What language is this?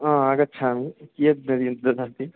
Sanskrit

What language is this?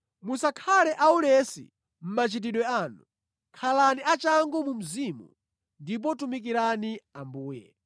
Nyanja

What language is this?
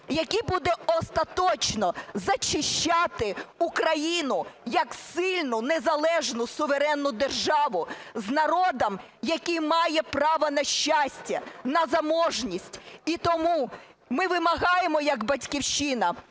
Ukrainian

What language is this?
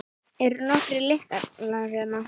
Icelandic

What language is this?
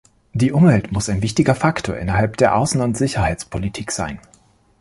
German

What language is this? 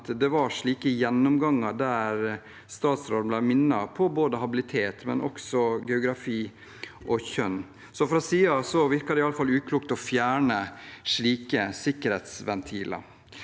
Norwegian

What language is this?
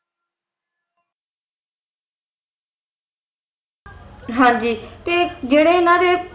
Punjabi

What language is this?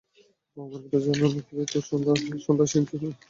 Bangla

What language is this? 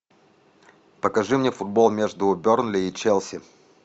Russian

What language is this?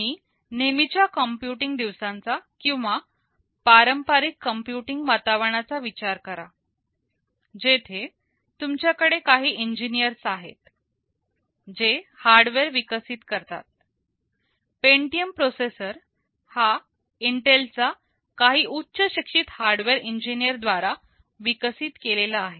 Marathi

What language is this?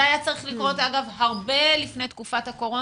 Hebrew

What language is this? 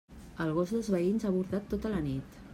Catalan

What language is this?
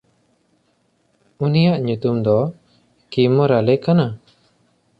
Santali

